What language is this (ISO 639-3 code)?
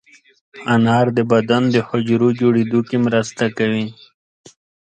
pus